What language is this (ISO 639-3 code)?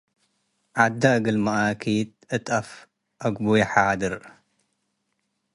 tig